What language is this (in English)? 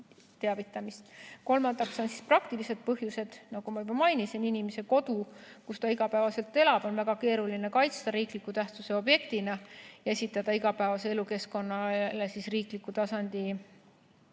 Estonian